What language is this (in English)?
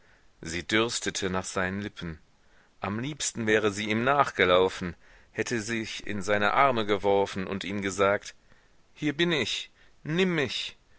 German